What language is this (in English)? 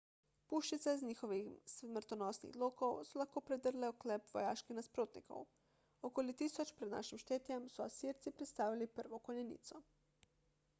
Slovenian